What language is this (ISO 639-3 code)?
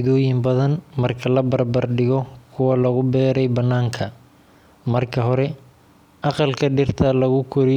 som